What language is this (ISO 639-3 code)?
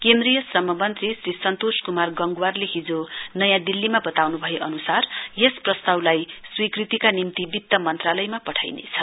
nep